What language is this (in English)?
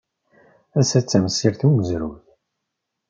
Kabyle